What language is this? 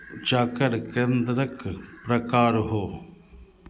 Maithili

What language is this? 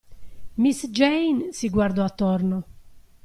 Italian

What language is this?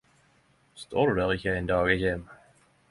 Norwegian Nynorsk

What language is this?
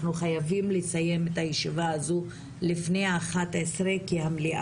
Hebrew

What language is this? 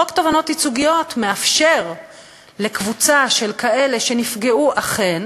Hebrew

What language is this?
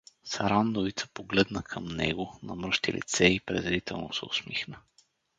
Bulgarian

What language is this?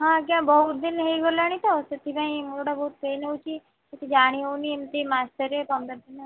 Odia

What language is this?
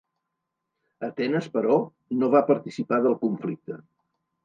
Catalan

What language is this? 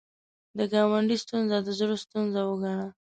Pashto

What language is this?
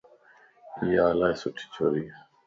Lasi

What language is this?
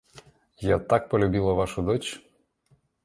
Russian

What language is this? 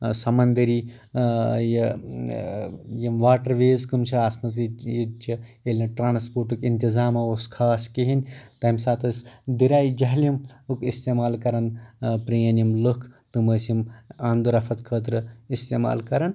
Kashmiri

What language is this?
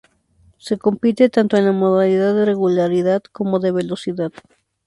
Spanish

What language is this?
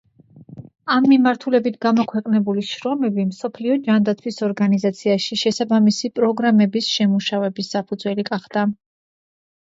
Georgian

